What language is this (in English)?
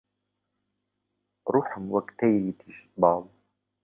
Central Kurdish